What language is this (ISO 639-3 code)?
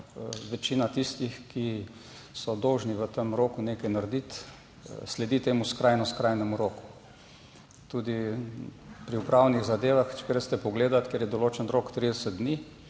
slv